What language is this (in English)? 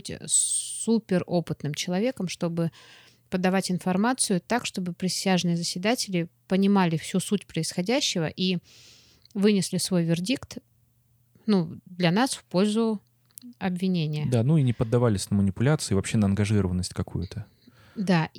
Russian